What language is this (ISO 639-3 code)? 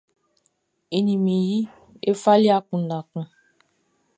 bci